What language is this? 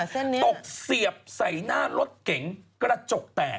Thai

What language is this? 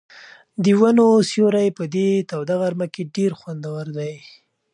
Pashto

